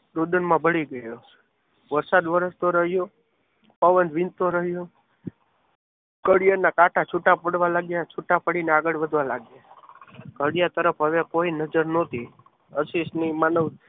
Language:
Gujarati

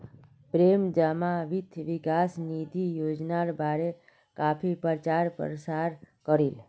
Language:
Magahi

